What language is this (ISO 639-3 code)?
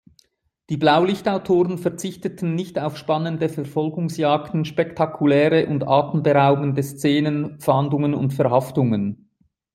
deu